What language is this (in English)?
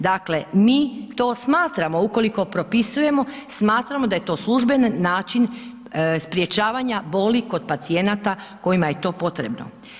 Croatian